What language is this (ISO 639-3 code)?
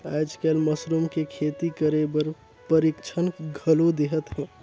hne